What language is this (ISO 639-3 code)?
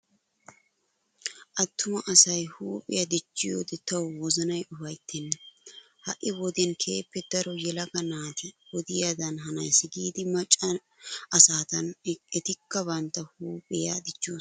wal